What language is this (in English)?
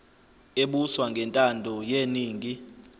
Zulu